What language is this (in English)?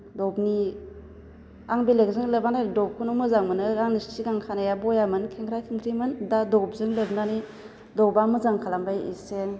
Bodo